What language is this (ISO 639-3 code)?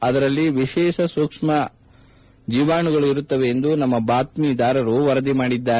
kan